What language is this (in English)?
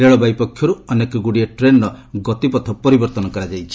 Odia